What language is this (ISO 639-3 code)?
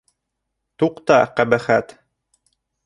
bak